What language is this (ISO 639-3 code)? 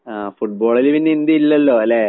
mal